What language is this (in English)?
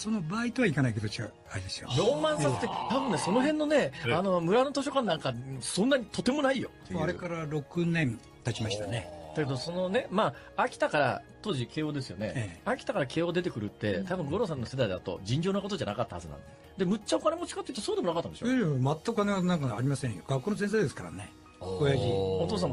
Japanese